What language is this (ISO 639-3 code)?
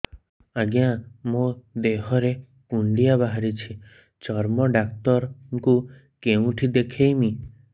ori